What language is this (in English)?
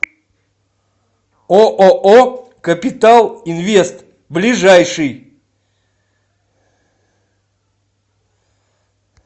Russian